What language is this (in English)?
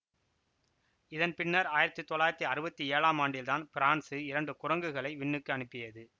Tamil